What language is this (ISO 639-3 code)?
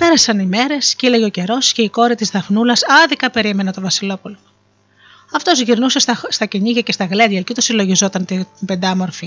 ell